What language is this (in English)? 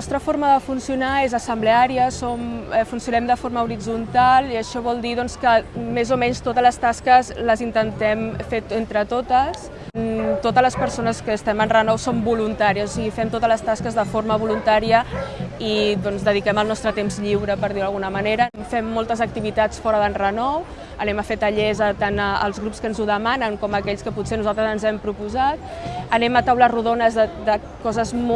Catalan